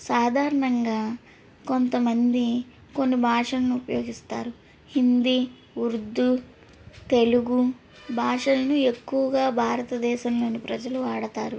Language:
Telugu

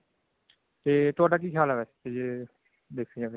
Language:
Punjabi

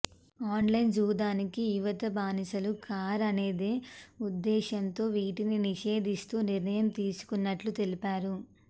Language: Telugu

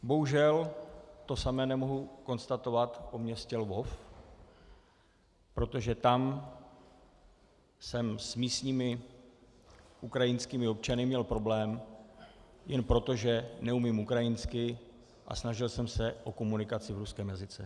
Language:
Czech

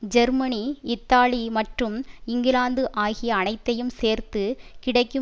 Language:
Tamil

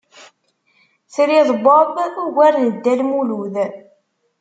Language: Kabyle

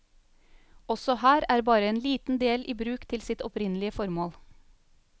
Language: Norwegian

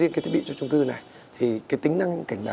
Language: Vietnamese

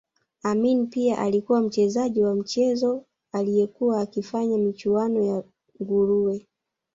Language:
Swahili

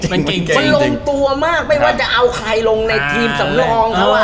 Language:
Thai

